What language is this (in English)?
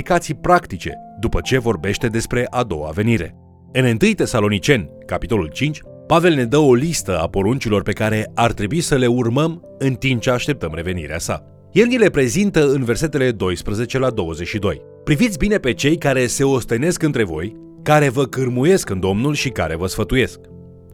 Romanian